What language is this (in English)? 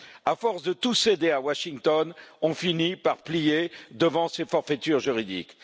French